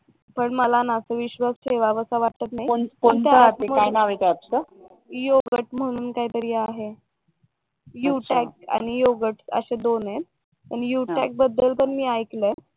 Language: Marathi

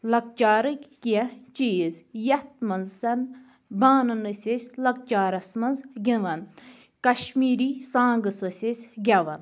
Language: Kashmiri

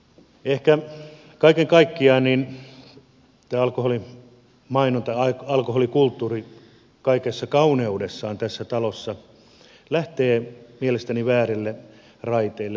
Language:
Finnish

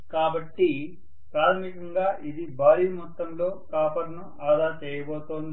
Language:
Telugu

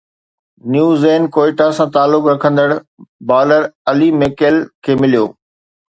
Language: Sindhi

